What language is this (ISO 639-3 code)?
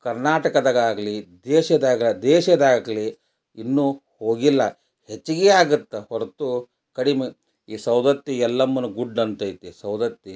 kan